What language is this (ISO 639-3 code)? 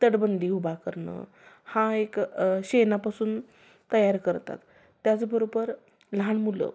mar